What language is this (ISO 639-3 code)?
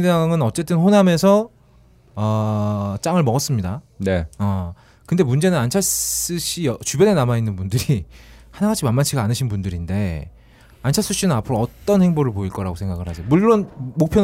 kor